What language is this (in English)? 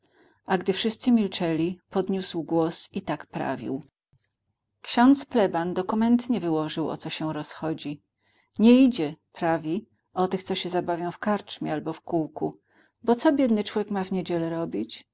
Polish